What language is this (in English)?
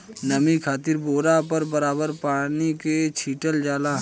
Bhojpuri